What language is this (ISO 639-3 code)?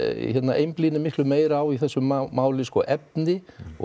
isl